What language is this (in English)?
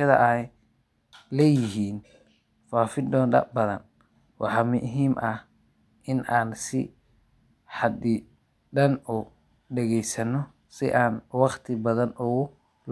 Somali